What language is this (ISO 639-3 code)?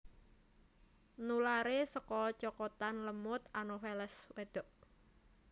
jav